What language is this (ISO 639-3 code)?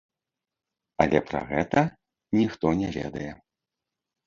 bel